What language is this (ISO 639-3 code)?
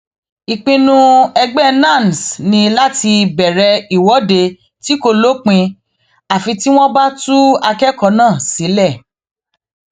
yor